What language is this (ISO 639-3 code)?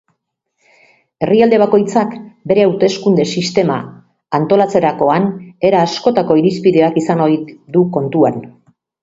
eus